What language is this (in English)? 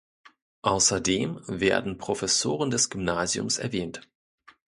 German